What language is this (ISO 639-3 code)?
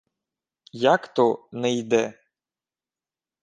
ukr